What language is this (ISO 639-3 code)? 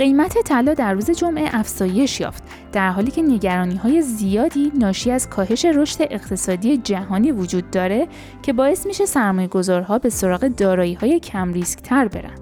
fas